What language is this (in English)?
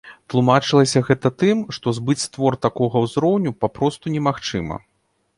Belarusian